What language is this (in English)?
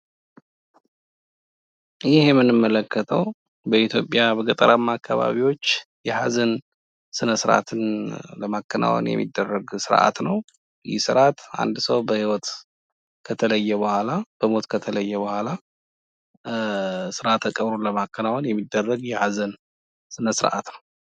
Amharic